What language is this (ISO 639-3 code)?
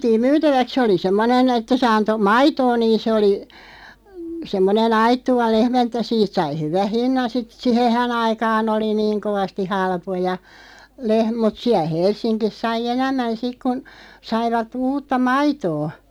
fin